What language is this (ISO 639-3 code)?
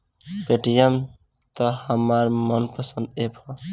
bho